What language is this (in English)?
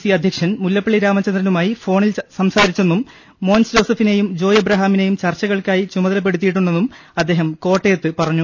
Malayalam